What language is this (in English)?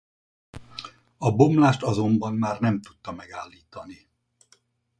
Hungarian